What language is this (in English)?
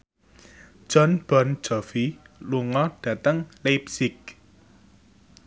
Javanese